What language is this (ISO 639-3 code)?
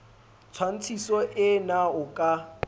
sot